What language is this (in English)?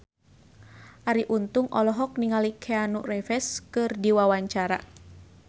Sundanese